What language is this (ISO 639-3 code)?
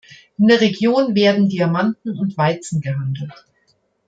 deu